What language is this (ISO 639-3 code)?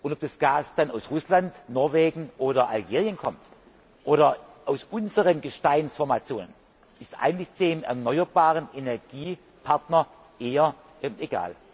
deu